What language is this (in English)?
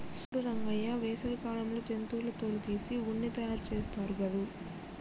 Telugu